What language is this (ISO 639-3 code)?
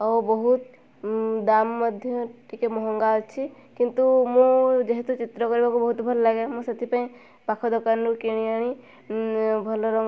ori